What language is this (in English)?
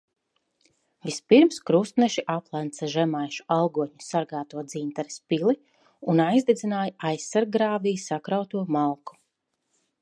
Latvian